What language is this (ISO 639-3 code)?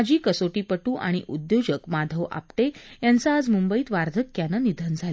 mar